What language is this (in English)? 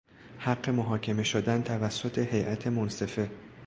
Persian